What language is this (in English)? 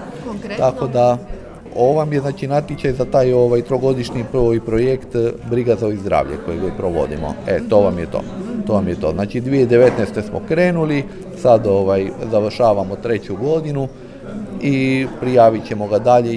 Croatian